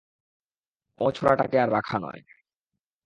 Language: Bangla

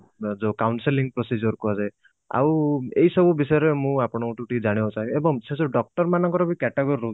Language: Odia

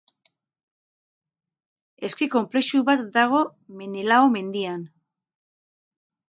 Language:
Basque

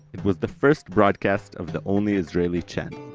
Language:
English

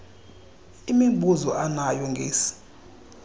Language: Xhosa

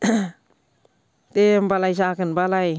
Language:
Bodo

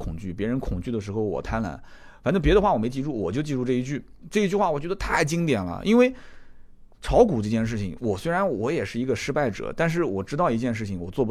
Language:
Chinese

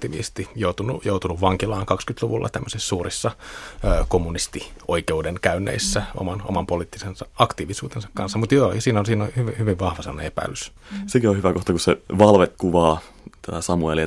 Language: Finnish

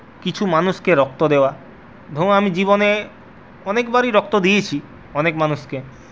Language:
Bangla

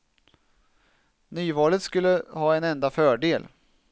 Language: Swedish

